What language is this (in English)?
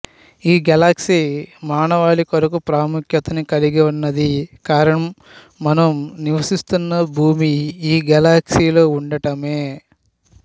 Telugu